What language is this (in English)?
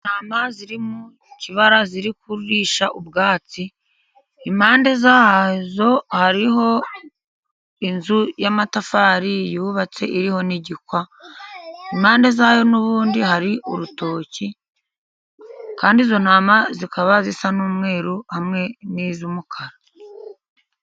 Kinyarwanda